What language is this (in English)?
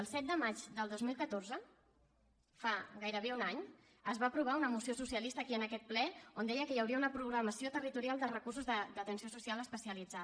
Catalan